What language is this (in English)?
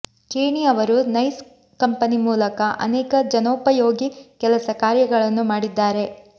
Kannada